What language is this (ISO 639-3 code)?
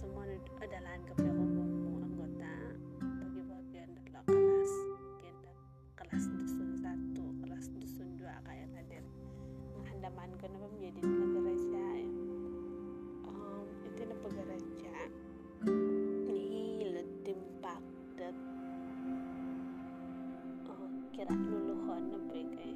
msa